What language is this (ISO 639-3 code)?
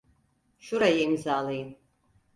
tur